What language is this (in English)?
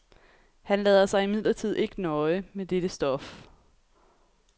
Danish